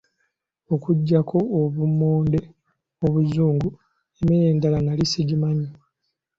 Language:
Ganda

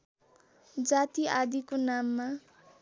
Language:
Nepali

